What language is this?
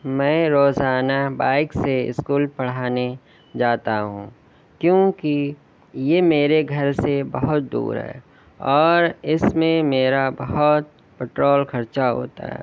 Urdu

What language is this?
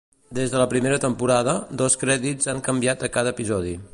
Catalan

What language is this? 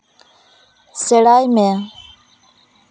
Santali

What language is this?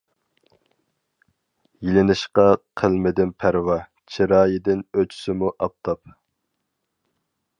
Uyghur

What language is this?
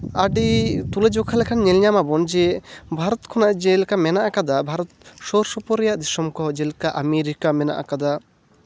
Santali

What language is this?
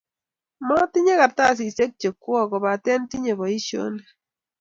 Kalenjin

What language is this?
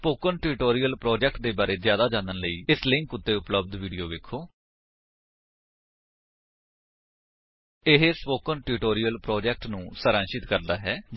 Punjabi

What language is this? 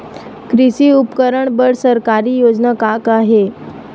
Chhattisgarhi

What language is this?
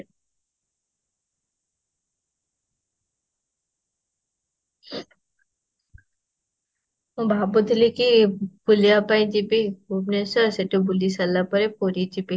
Odia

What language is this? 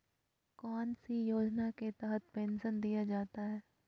Magahi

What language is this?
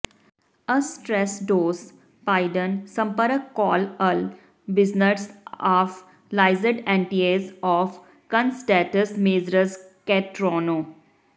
Punjabi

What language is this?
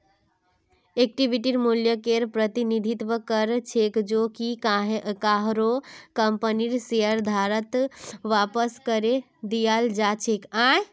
Magahi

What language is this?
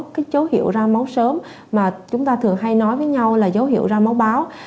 Vietnamese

